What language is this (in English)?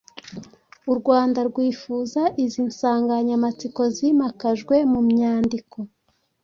Kinyarwanda